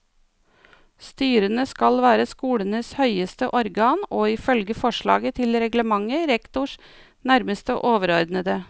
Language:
Norwegian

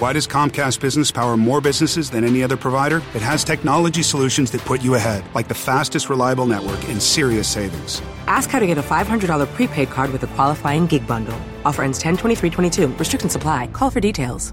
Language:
Filipino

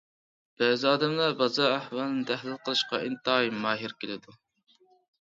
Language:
Uyghur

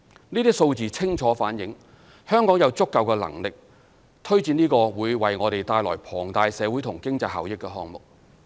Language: Cantonese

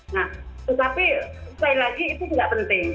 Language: Indonesian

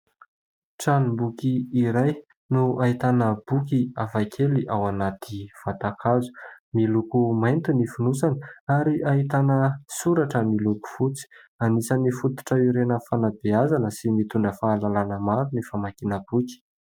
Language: Malagasy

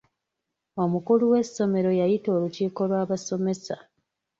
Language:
Ganda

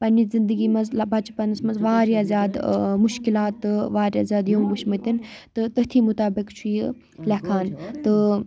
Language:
Kashmiri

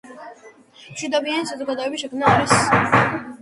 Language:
Georgian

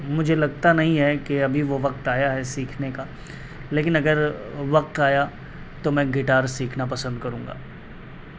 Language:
Urdu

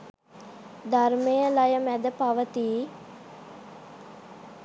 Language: Sinhala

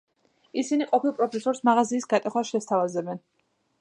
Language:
Georgian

